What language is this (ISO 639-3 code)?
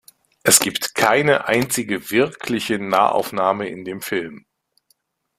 deu